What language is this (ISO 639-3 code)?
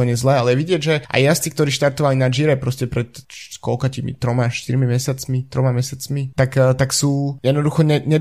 slk